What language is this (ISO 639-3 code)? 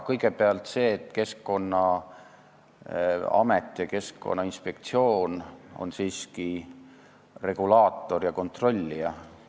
est